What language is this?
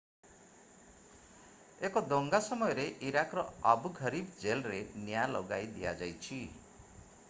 Odia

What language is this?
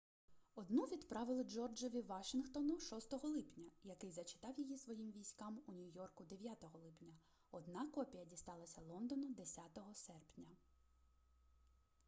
Ukrainian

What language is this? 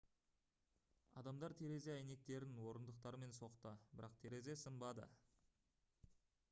Kazakh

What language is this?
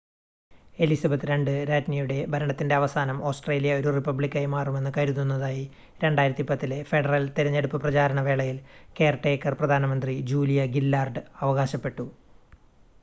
Malayalam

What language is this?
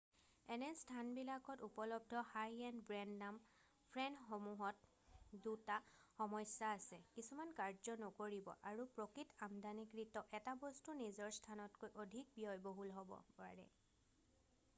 Assamese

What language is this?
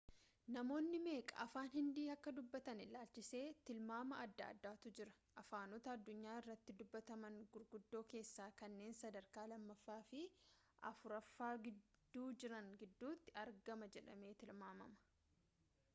Oromo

